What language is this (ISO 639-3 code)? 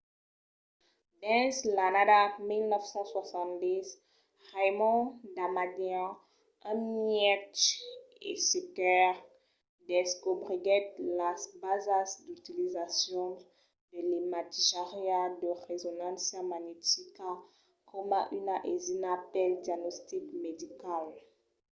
oci